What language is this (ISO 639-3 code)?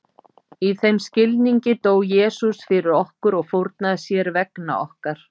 isl